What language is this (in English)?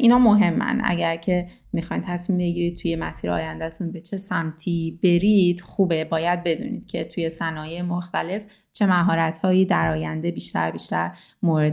Persian